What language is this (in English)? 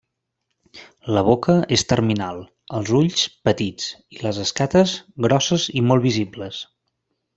Catalan